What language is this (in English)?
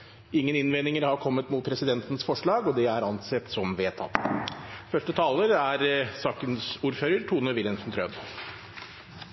Norwegian Bokmål